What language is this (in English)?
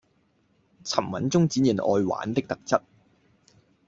Cantonese